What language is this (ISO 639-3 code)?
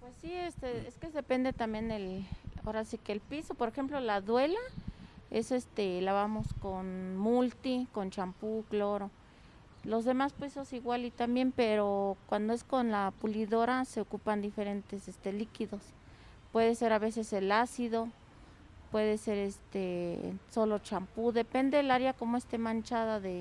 spa